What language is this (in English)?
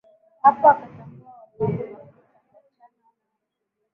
Swahili